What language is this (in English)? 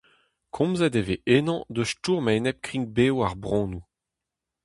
Breton